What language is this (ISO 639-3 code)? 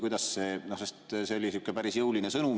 est